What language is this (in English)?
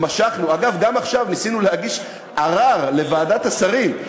Hebrew